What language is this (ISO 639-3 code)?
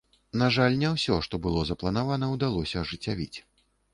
bel